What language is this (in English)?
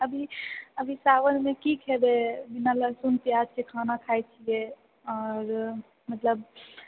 Maithili